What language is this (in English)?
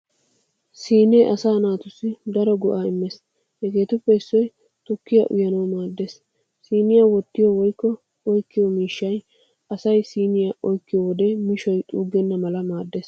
Wolaytta